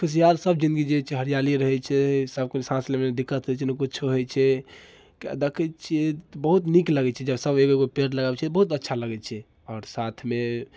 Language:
Maithili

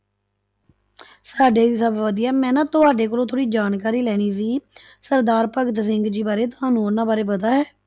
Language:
Punjabi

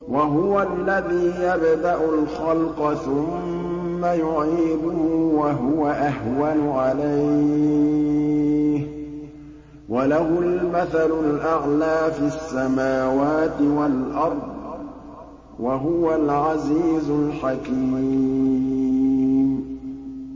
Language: Arabic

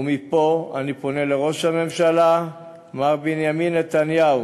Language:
Hebrew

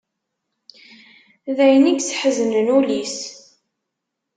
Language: Kabyle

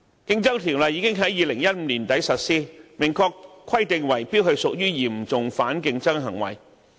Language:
Cantonese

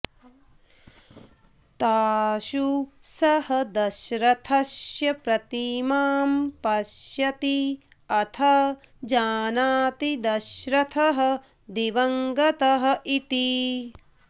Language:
Sanskrit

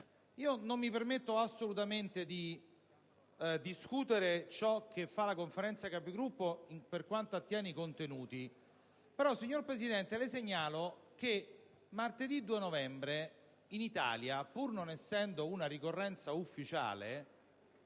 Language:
Italian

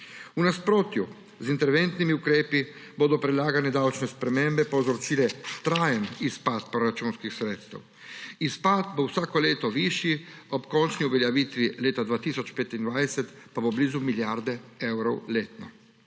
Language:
Slovenian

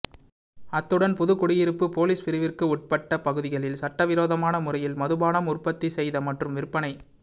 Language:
Tamil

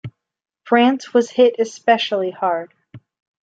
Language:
English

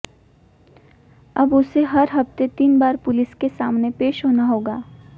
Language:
Hindi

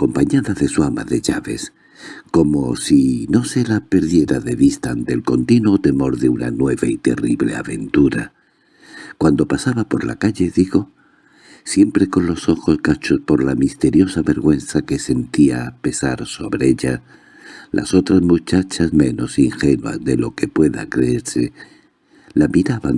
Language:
Spanish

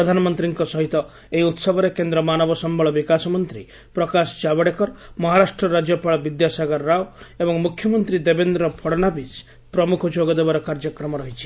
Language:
Odia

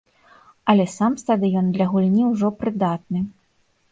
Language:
Belarusian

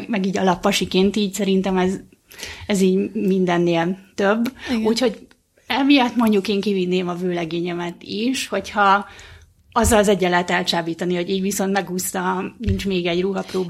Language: Hungarian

